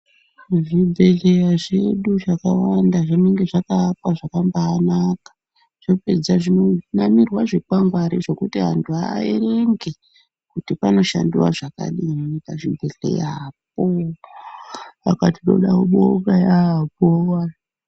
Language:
Ndau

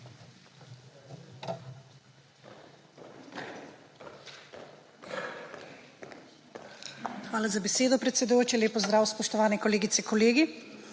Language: Slovenian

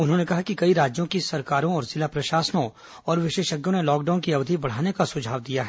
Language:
Hindi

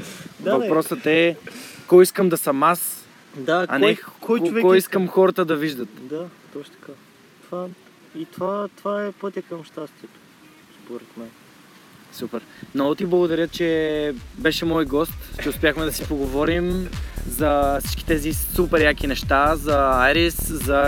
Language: Bulgarian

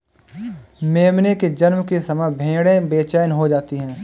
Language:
Hindi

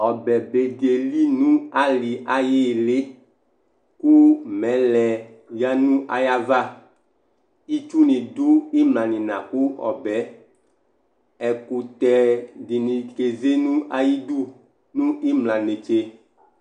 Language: Ikposo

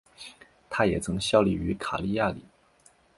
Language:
Chinese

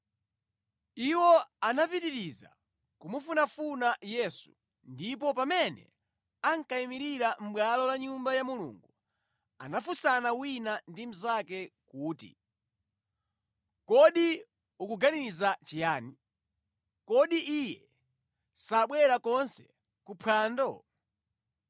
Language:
Nyanja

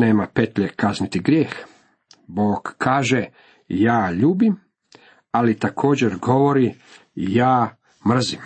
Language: Croatian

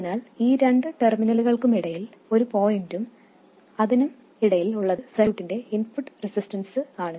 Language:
Malayalam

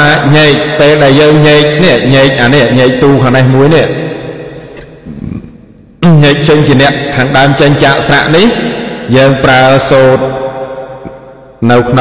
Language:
Vietnamese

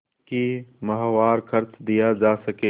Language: Hindi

